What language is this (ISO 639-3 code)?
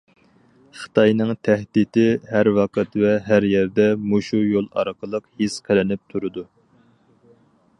uig